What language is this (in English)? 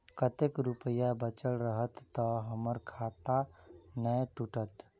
Maithili